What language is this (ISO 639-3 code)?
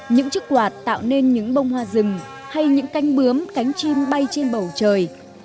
vie